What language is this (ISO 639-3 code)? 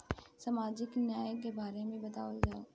bho